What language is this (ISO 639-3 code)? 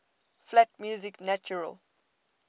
eng